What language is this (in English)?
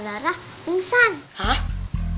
Indonesian